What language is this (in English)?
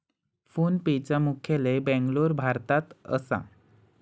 Marathi